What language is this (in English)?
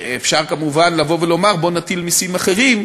Hebrew